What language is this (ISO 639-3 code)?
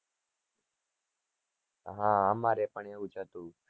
guj